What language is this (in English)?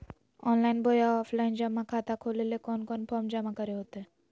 Magahi